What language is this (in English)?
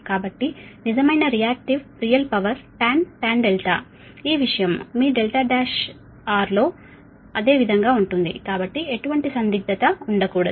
Telugu